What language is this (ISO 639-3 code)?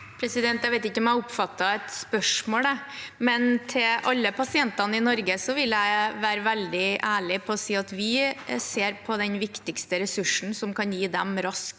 nor